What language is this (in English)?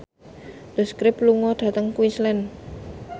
Javanese